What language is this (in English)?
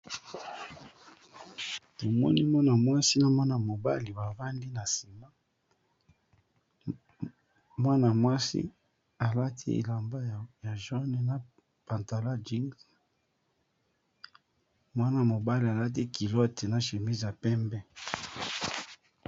Lingala